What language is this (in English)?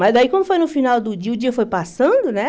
Portuguese